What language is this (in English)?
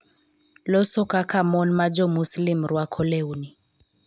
Luo (Kenya and Tanzania)